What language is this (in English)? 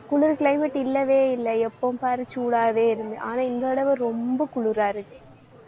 Tamil